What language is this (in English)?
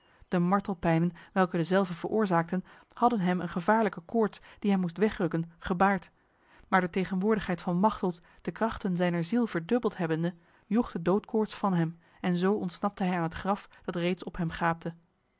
Dutch